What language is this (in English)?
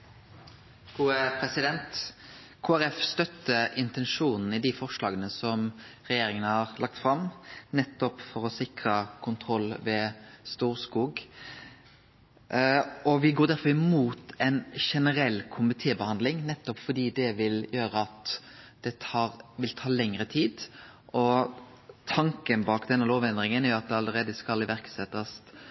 Norwegian Nynorsk